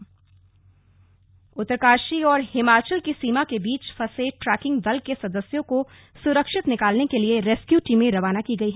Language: Hindi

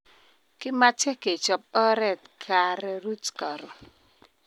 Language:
Kalenjin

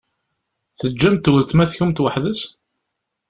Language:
Kabyle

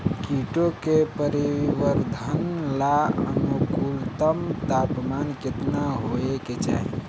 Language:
Bhojpuri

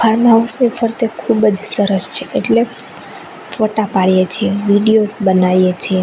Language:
Gujarati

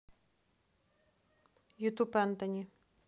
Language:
Russian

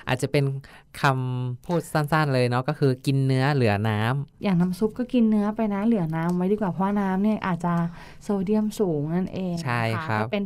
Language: Thai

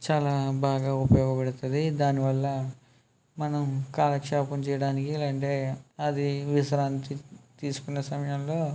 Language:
Telugu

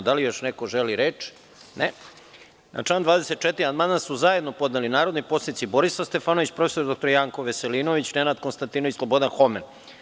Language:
Serbian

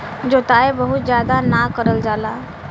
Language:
Bhojpuri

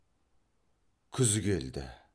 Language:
Kazakh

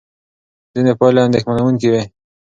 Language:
Pashto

